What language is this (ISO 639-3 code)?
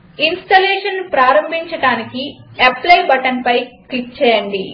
tel